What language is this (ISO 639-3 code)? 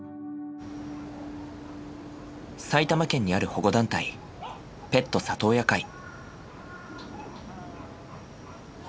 jpn